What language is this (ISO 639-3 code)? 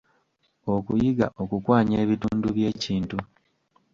lug